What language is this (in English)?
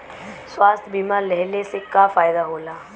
Bhojpuri